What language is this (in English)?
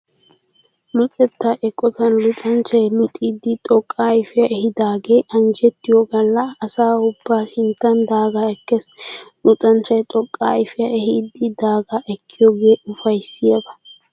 Wolaytta